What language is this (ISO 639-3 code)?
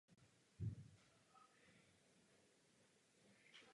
ces